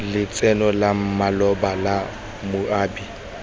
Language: Tswana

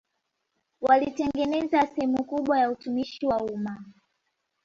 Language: Swahili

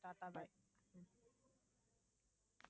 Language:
Tamil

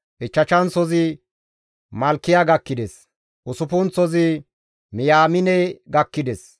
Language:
Gamo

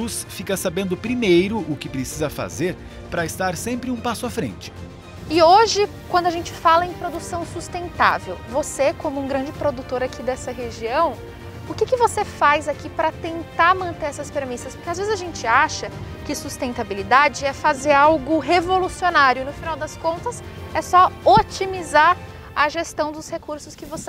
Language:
Portuguese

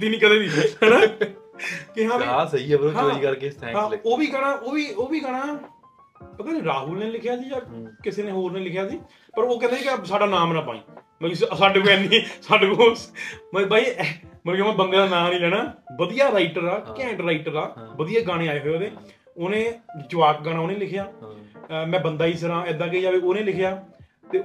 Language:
Punjabi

